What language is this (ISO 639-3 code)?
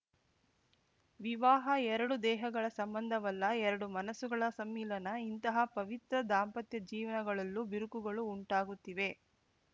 kan